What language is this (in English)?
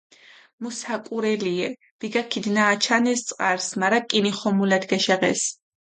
Mingrelian